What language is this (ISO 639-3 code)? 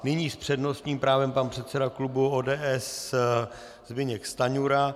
ces